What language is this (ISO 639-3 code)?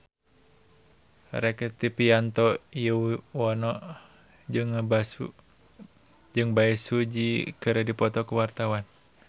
sun